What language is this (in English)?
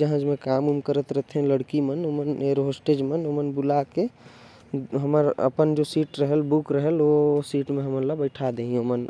Korwa